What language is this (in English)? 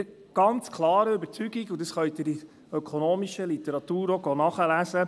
Swiss German